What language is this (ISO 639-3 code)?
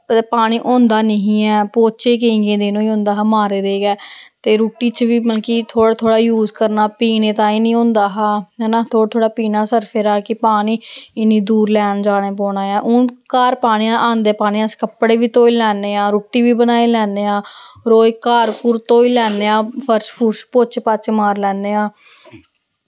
doi